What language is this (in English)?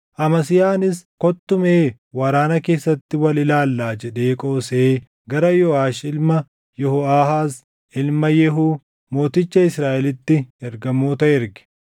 Oromo